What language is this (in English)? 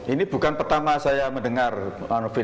Indonesian